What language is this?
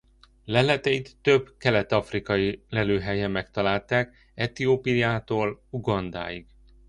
Hungarian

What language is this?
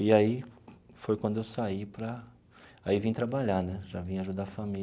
Portuguese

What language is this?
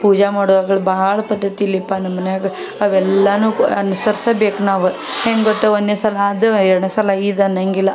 Kannada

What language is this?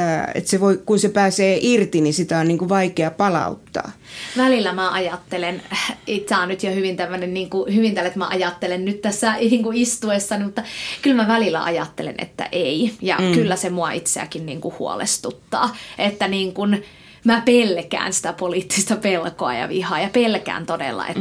Finnish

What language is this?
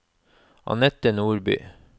Norwegian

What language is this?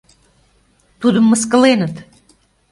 Mari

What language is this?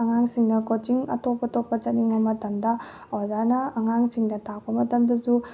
Manipuri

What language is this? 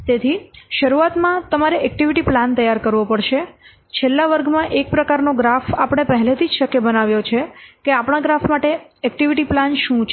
Gujarati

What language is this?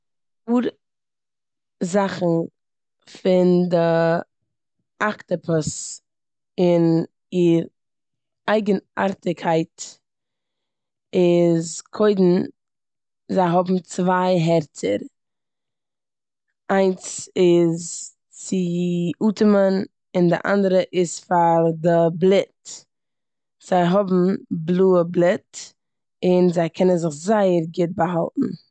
Yiddish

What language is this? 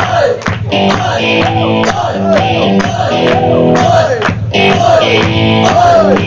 English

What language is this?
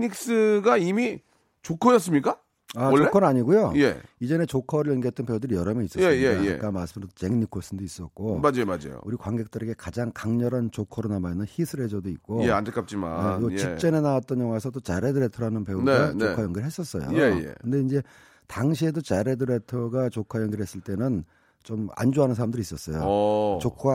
Korean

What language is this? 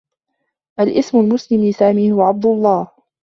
Arabic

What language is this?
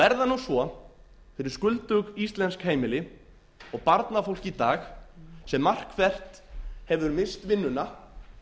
Icelandic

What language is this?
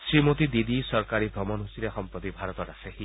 Assamese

